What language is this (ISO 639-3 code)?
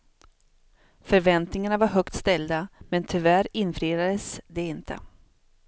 swe